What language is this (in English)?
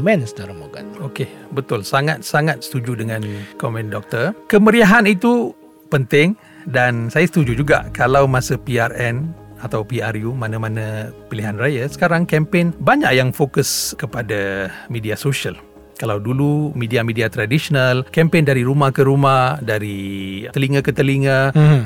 Malay